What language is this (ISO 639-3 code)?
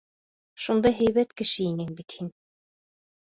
bak